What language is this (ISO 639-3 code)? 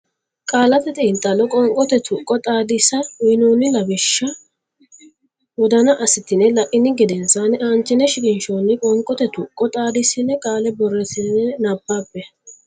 sid